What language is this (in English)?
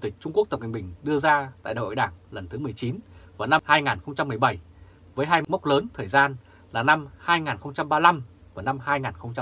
Vietnamese